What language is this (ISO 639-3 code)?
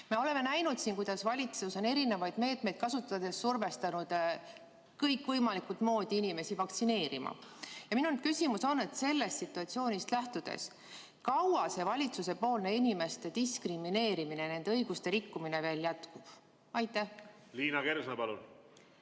est